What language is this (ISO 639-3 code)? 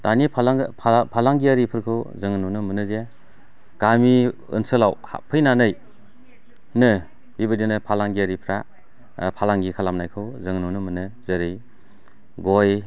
brx